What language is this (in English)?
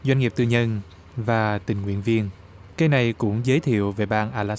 Vietnamese